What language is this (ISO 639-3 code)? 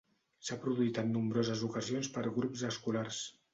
cat